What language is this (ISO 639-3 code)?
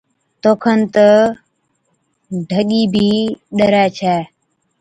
odk